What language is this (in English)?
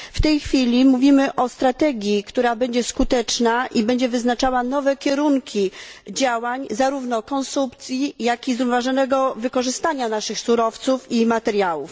Polish